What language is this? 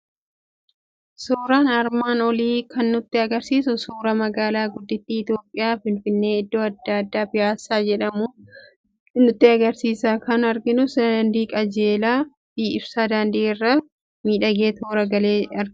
Oromo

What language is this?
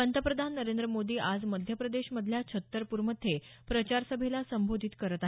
Marathi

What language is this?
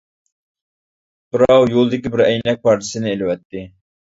Uyghur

